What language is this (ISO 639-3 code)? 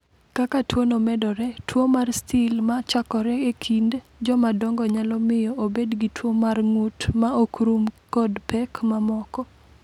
luo